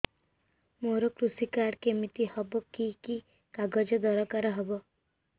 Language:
Odia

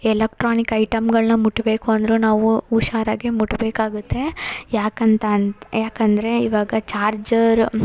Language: Kannada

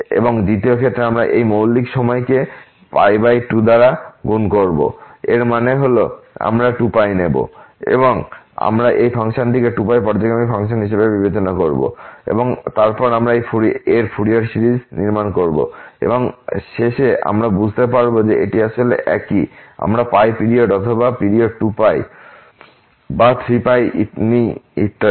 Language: Bangla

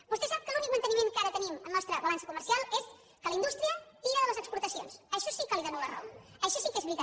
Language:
Catalan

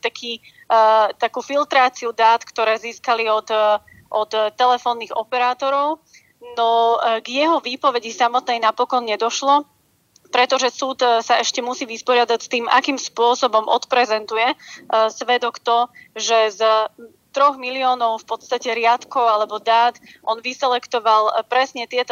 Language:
Slovak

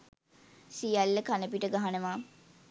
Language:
Sinhala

